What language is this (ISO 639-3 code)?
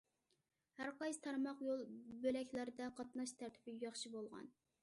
uig